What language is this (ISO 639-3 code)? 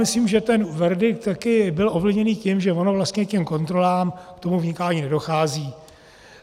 ces